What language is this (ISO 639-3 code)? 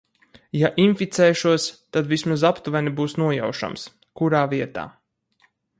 lav